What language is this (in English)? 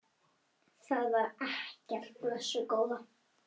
Icelandic